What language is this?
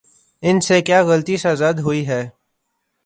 Urdu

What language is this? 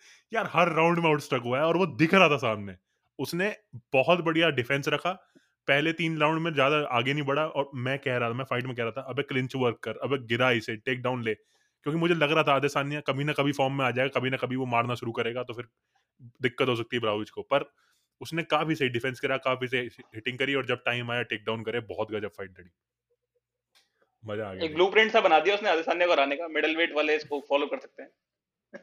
Hindi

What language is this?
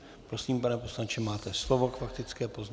Czech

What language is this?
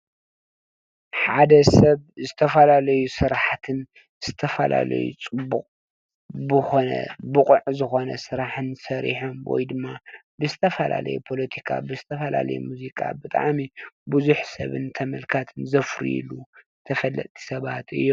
Tigrinya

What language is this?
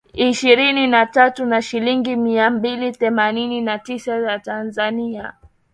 Swahili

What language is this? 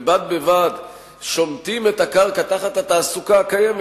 Hebrew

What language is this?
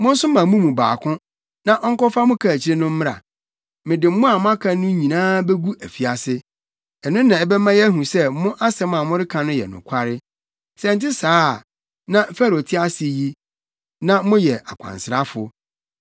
Akan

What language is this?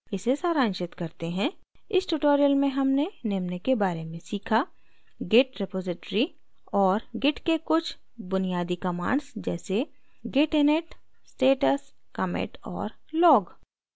Hindi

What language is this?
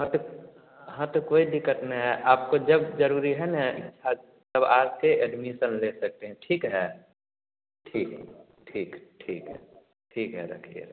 Hindi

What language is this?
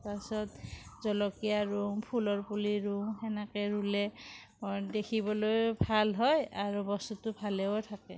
Assamese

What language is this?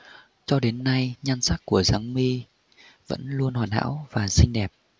Vietnamese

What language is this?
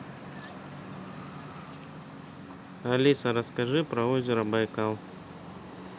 Russian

